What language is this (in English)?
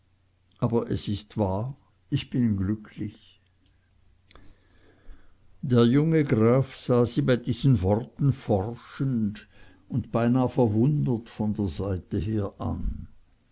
German